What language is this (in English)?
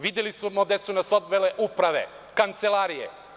Serbian